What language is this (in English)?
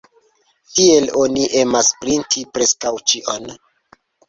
Esperanto